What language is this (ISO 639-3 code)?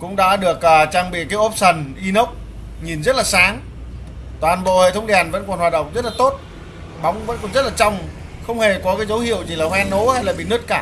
vie